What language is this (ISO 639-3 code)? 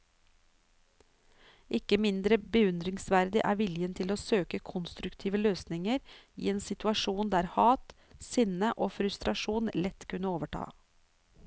nor